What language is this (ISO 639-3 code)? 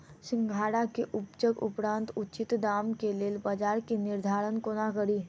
mai